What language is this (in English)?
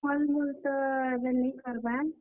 Odia